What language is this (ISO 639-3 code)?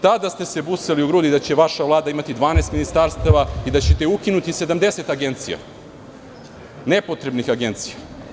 srp